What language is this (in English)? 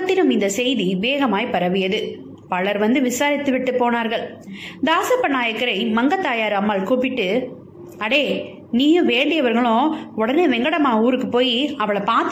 Tamil